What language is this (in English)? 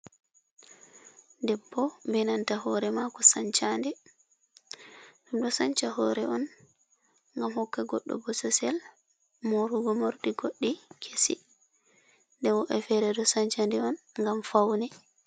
Fula